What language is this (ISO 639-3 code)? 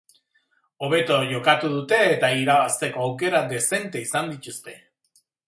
eus